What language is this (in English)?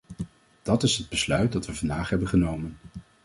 Dutch